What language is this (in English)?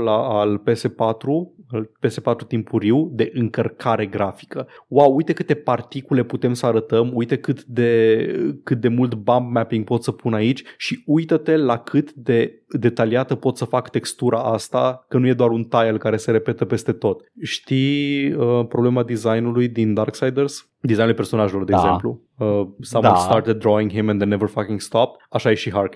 Romanian